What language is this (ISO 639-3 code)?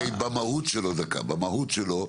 heb